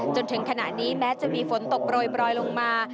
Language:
Thai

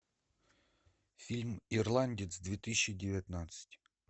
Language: Russian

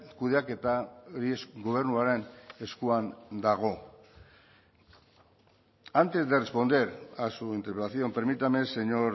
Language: Spanish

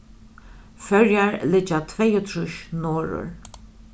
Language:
Faroese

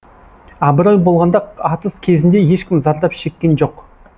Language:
Kazakh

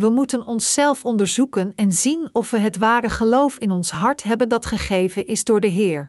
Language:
Dutch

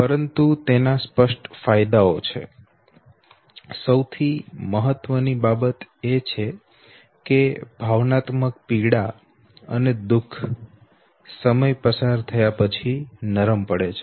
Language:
Gujarati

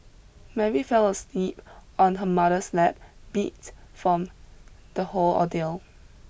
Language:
English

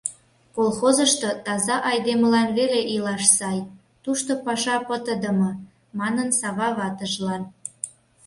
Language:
Mari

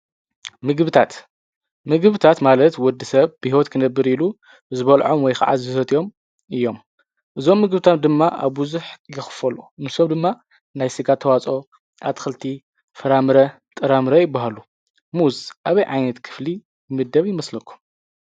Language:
Tigrinya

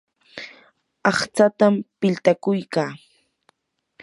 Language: Yanahuanca Pasco Quechua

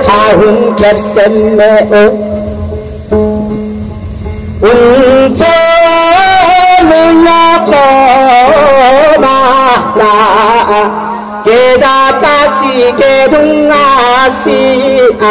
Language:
Thai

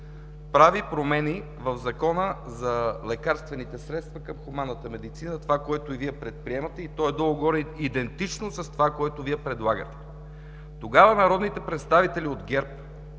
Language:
Bulgarian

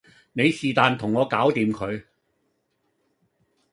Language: Cantonese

